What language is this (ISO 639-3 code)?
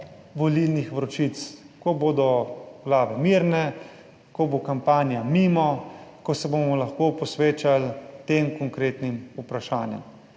slv